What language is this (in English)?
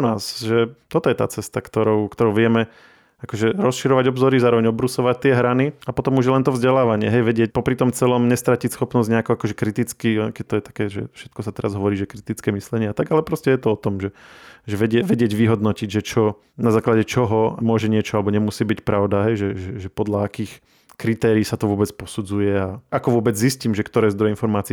Slovak